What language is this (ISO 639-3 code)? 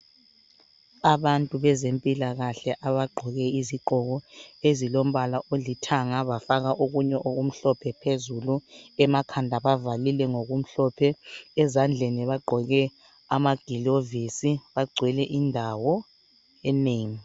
nde